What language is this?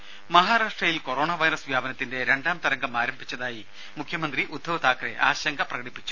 Malayalam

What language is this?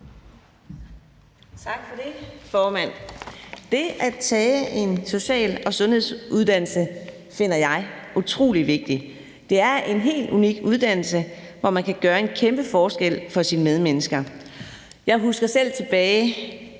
Danish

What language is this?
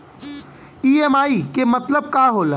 Bhojpuri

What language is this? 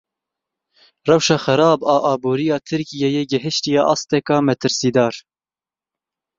Kurdish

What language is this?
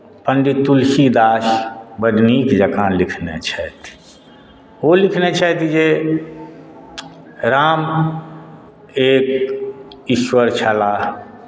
Maithili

